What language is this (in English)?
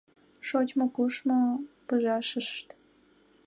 Mari